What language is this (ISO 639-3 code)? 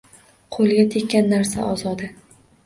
uzb